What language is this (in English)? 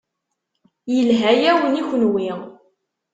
Kabyle